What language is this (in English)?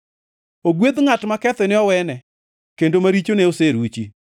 Luo (Kenya and Tanzania)